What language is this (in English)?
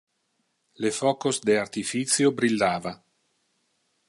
Interlingua